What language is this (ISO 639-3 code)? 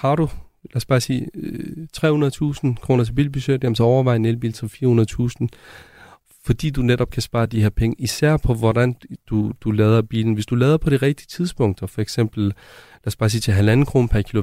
dan